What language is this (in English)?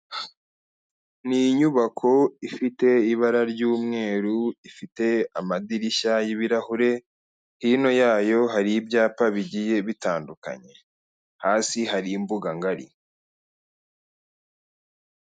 Kinyarwanda